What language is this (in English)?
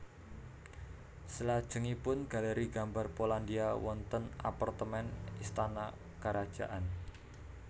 Javanese